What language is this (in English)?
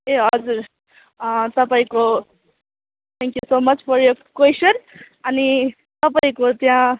Nepali